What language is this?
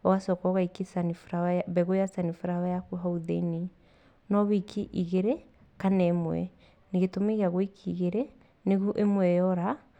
Kikuyu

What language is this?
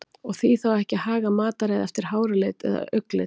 Icelandic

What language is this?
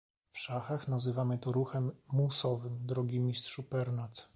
Polish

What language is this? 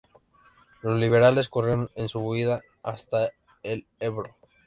Spanish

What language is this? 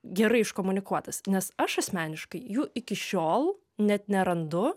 Lithuanian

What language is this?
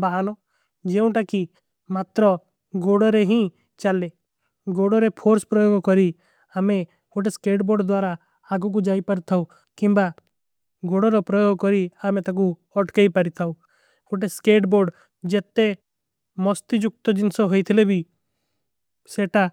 Kui (India)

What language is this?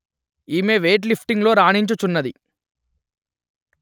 Telugu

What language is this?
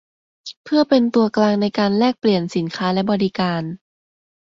Thai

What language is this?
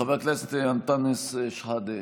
Hebrew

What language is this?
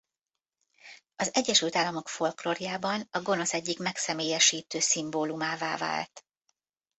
Hungarian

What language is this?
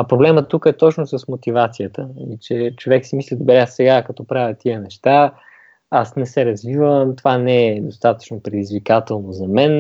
Bulgarian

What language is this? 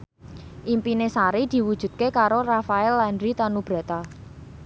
Javanese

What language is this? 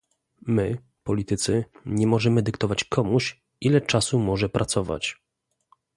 Polish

